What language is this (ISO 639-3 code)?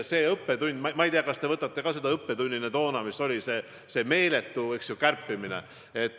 est